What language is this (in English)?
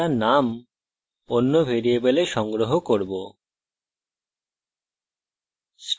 Bangla